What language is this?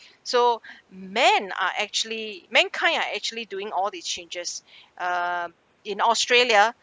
English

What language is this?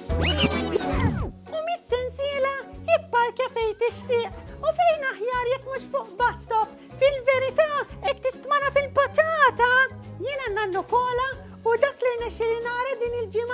Arabic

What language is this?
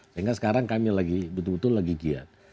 Indonesian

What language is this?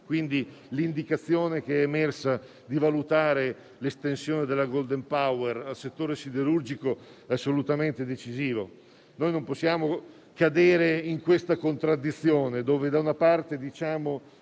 Italian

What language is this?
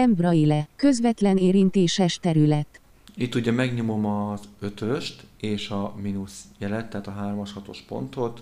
Hungarian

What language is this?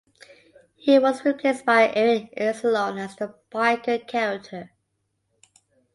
English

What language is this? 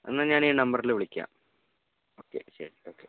Malayalam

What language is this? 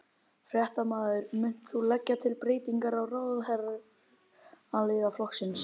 Icelandic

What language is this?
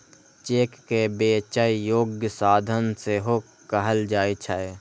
Maithili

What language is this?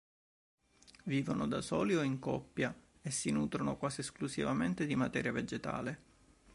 Italian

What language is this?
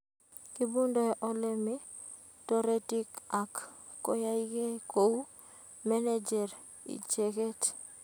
Kalenjin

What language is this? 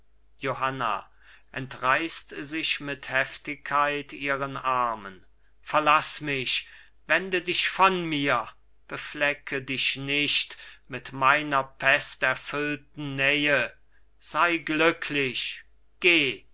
German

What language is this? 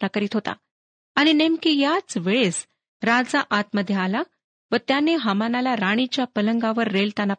Marathi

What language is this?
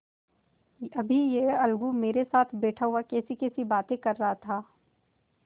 Hindi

